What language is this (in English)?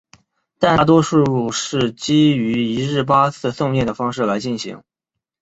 Chinese